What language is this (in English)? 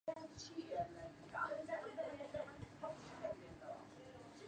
Central Kurdish